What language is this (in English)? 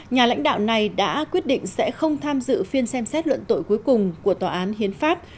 Vietnamese